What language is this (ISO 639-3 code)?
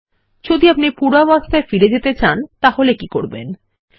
ben